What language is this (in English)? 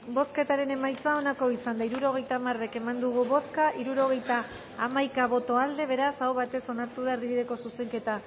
Basque